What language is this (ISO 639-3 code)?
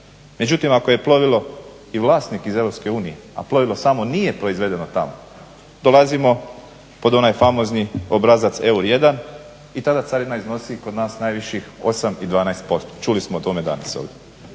hrv